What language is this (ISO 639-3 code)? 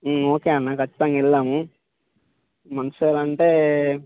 tel